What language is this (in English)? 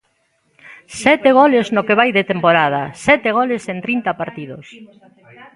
Galician